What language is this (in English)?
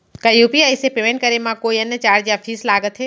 Chhattisgarhi